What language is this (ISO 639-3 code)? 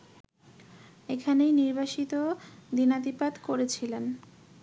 ben